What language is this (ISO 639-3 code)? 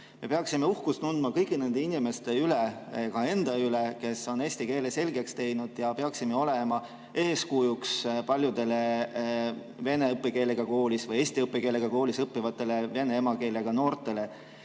est